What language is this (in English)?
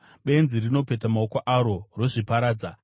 Shona